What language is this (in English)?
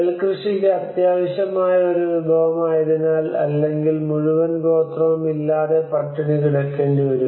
Malayalam